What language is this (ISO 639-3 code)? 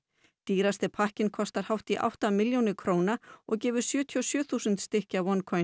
isl